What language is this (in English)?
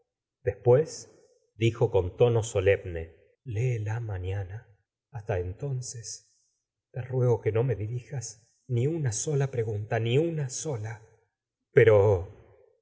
Spanish